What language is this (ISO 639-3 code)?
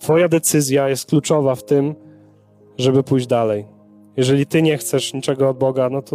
pol